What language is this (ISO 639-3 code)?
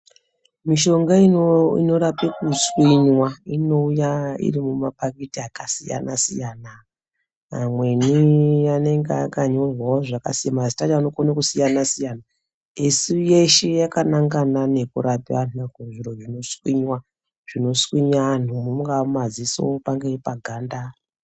ndc